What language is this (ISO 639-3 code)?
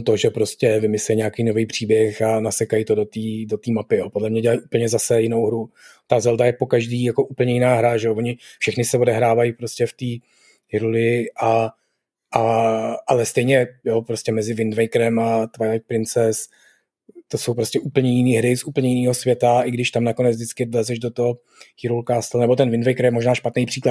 ces